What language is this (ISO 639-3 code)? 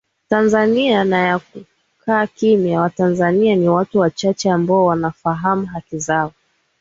swa